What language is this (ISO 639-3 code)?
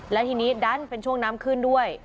tha